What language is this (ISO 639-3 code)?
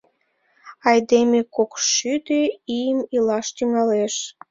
chm